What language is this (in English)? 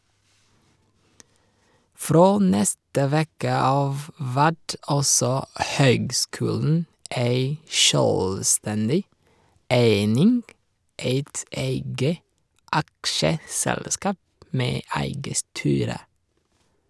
Norwegian